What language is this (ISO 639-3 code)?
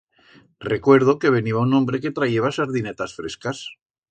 arg